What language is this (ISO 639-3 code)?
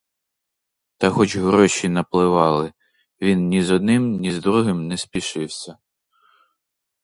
ukr